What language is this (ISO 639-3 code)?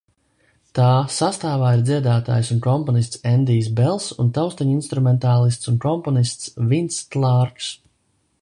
lav